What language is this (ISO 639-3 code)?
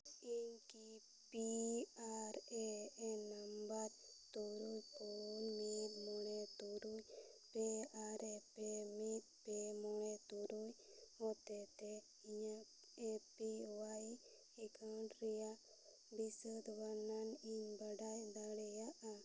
sat